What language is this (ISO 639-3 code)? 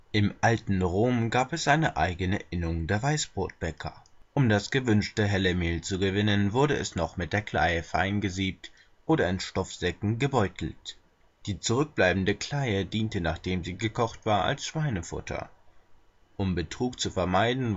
deu